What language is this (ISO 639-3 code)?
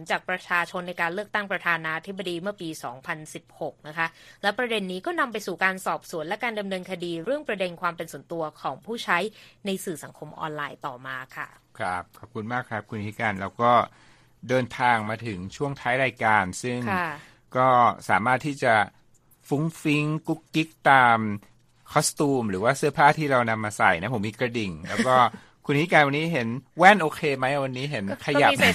tha